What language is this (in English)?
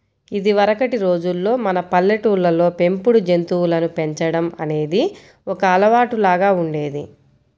Telugu